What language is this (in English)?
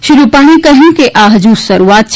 Gujarati